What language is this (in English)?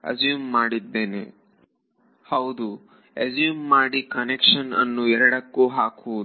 Kannada